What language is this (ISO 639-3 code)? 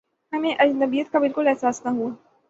urd